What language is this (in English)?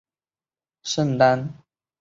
Chinese